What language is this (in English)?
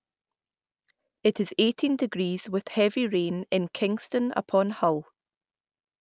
English